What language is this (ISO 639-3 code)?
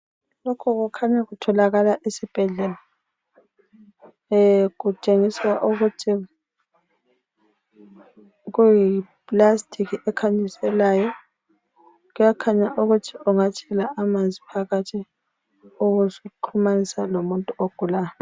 nde